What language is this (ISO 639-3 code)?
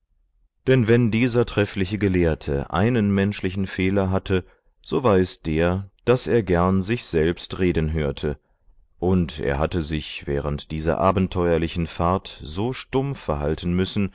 deu